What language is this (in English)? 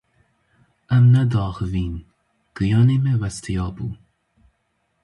Kurdish